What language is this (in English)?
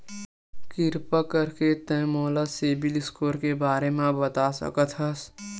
Chhattisgarhi